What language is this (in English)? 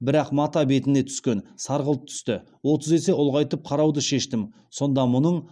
Kazakh